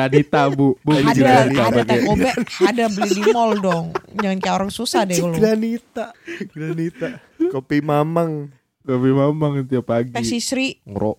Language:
Indonesian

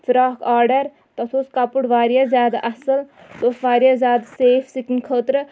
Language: Kashmiri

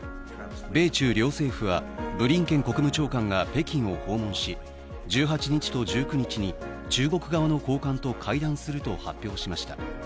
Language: Japanese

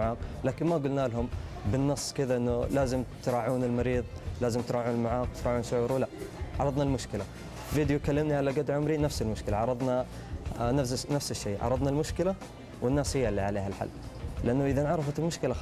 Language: Arabic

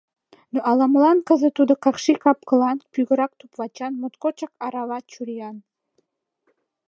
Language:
Mari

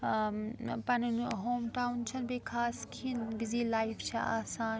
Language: Kashmiri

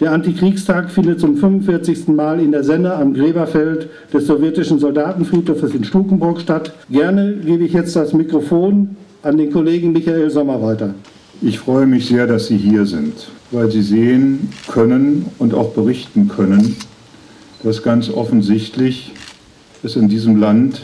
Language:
German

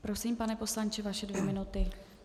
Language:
Czech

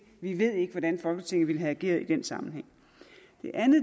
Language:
Danish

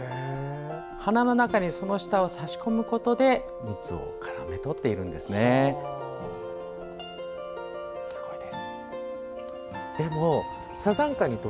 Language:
Japanese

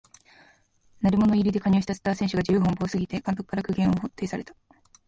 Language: Japanese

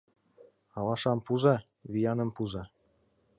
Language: Mari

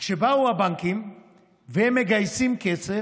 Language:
Hebrew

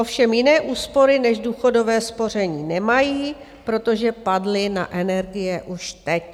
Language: Czech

